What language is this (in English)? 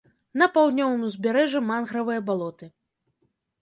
Belarusian